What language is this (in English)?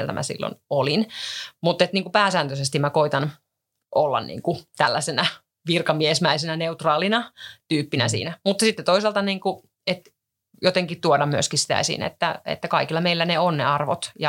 Finnish